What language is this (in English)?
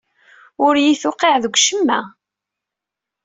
Kabyle